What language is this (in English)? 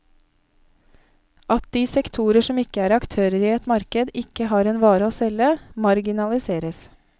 Norwegian